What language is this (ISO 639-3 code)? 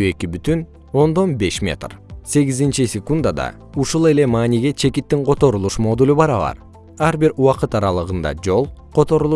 kir